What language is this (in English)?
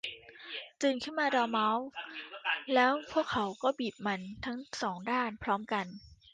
Thai